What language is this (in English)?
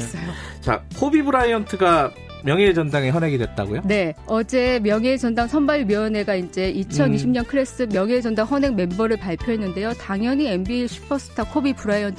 Korean